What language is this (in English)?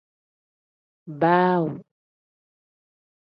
Tem